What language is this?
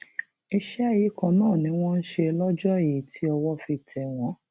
Yoruba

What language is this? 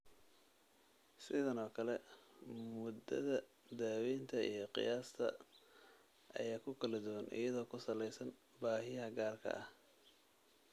Somali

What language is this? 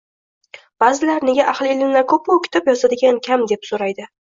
Uzbek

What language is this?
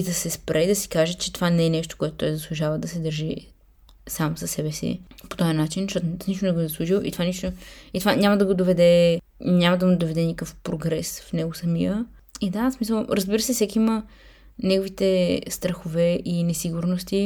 Bulgarian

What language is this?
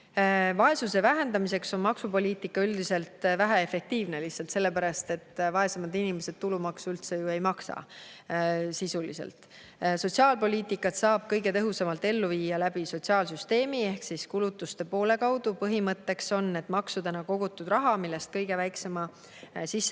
Estonian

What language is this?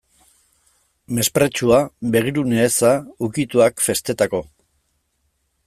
Basque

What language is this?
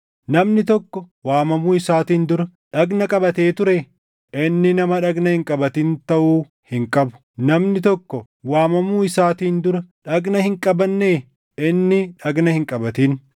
Oromo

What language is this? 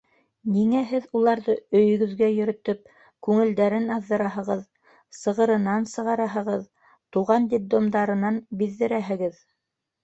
Bashkir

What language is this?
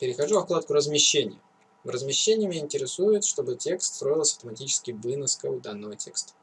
Russian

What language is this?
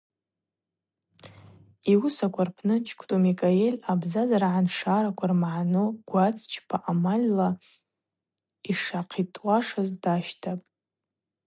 Abaza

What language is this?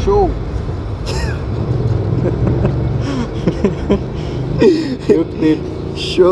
Portuguese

